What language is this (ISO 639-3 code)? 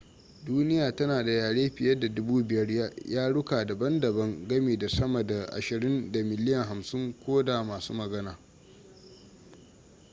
hau